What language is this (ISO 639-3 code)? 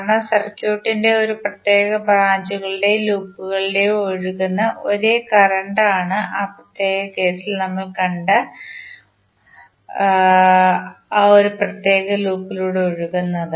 mal